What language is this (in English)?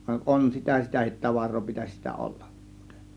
Finnish